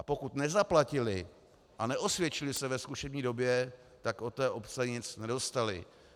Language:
Czech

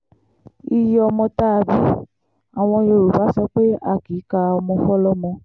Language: Yoruba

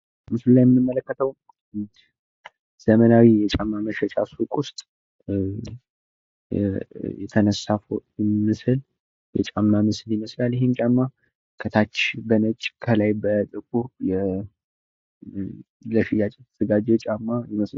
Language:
Amharic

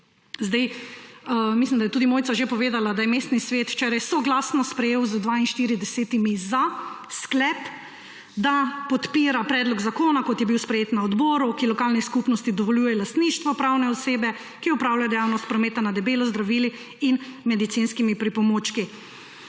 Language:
Slovenian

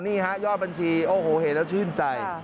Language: Thai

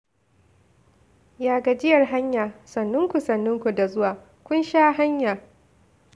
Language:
Hausa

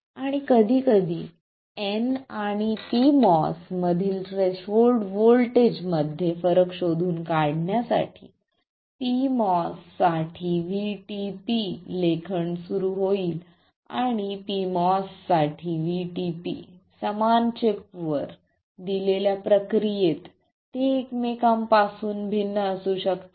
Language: Marathi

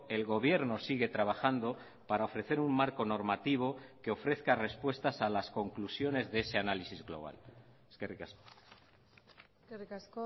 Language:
Spanish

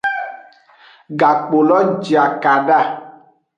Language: Aja (Benin)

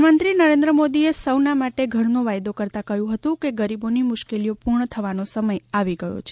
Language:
Gujarati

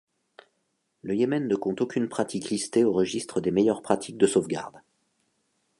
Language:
French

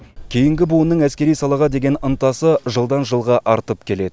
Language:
Kazakh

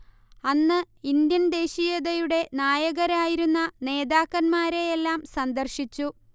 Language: Malayalam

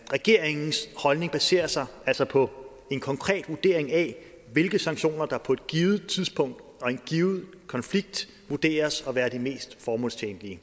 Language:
Danish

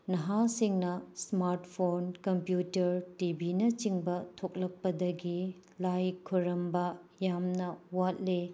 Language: Manipuri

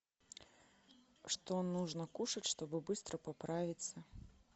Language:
Russian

